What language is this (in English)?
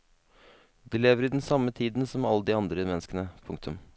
Norwegian